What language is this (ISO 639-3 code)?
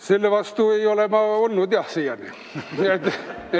est